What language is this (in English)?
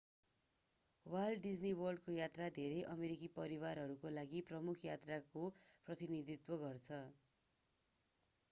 Nepali